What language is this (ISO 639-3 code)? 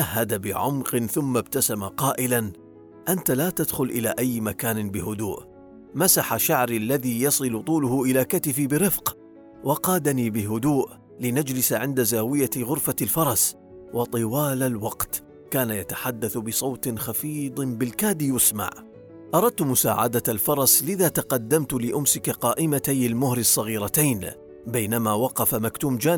ara